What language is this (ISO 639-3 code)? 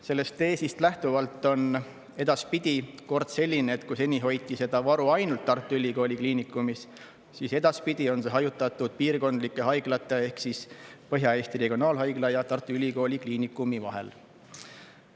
est